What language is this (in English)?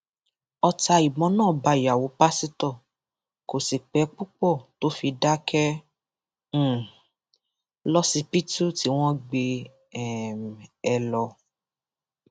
Yoruba